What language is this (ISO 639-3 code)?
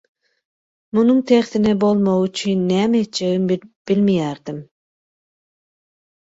tuk